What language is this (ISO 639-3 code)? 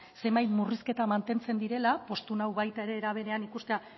eus